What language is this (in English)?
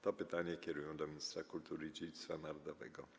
Polish